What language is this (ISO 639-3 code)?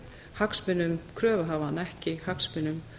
isl